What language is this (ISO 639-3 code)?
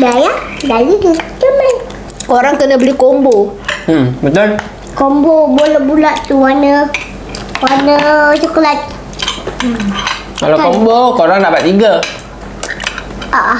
msa